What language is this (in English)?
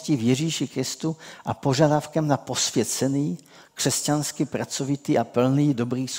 Czech